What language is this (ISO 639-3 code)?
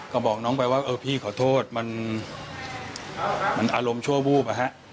tha